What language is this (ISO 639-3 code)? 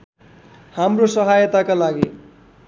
nep